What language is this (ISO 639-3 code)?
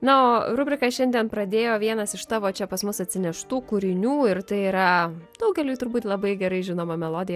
lit